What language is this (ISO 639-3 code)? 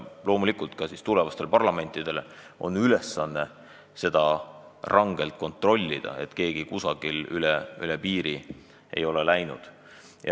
est